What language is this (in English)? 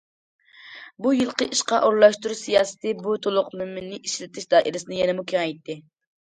Uyghur